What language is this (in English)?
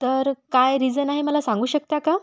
Marathi